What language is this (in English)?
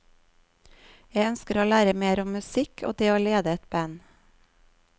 Norwegian